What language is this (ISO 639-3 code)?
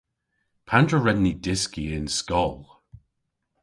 cor